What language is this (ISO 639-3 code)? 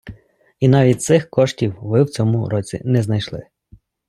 ukr